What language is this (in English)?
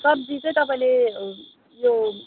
Nepali